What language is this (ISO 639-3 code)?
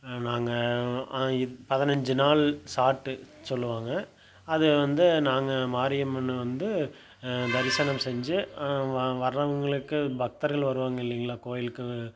tam